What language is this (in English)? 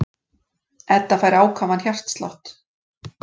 Icelandic